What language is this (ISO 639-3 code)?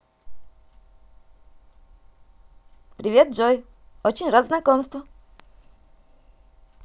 rus